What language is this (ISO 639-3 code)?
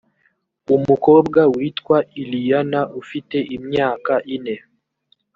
kin